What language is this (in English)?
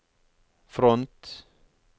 Norwegian